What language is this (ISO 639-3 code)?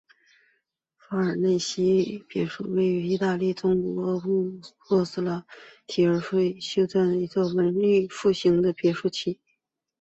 zho